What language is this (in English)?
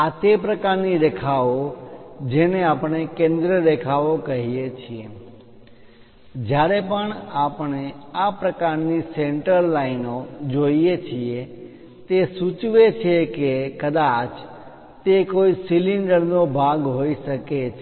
Gujarati